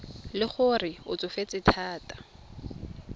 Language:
Tswana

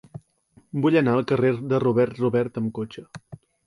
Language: Catalan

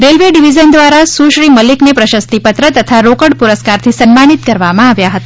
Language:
Gujarati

